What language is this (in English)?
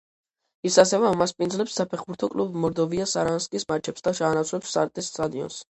Georgian